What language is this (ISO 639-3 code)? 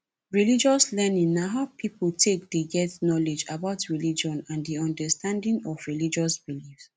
pcm